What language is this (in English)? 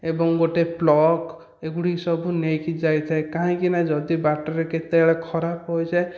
Odia